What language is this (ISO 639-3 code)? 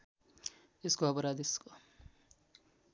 nep